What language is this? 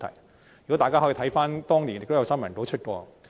Cantonese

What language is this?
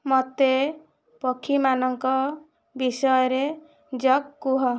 Odia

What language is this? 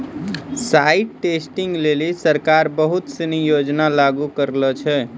Maithili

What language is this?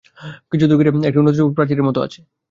Bangla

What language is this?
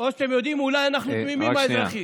Hebrew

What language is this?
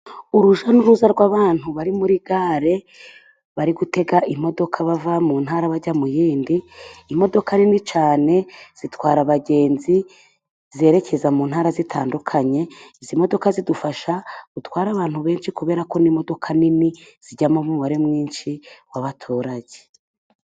Kinyarwanda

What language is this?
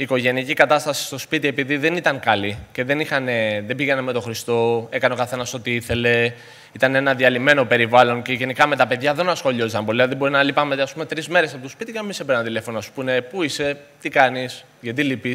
Greek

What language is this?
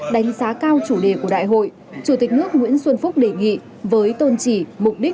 Vietnamese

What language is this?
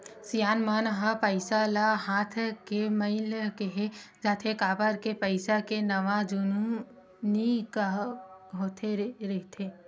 Chhattisgarhi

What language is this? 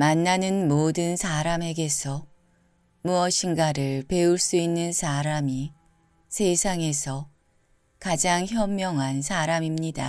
Korean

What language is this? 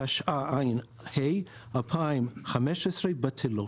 Hebrew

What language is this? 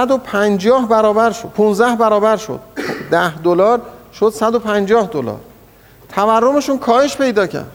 Persian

